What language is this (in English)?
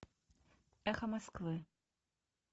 Russian